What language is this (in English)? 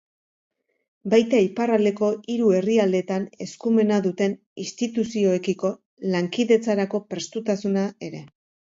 Basque